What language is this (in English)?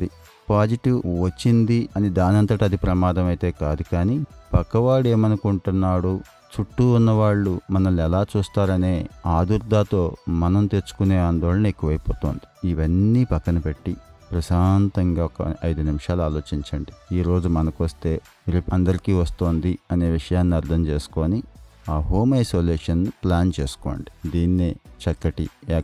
Telugu